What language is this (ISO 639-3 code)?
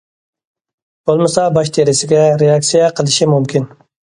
uig